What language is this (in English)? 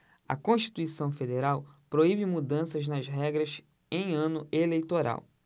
Portuguese